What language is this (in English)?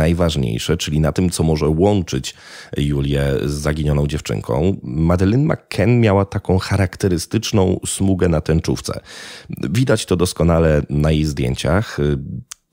Polish